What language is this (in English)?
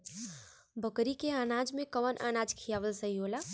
Bhojpuri